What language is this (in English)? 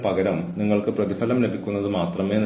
Malayalam